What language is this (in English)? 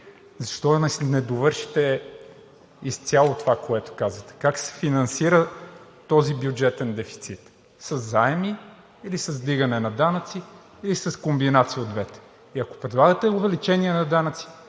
Bulgarian